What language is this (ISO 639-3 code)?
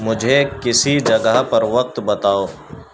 urd